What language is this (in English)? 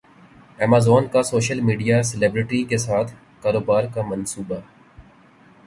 Urdu